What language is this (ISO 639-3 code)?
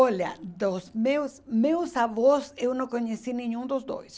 por